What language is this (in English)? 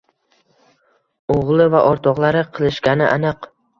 Uzbek